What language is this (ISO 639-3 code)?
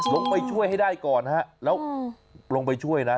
tha